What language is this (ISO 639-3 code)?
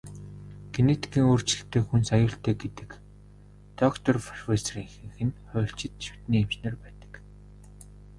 mon